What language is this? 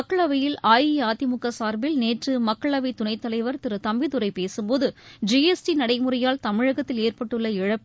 Tamil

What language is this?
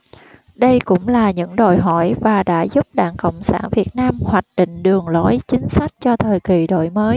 Vietnamese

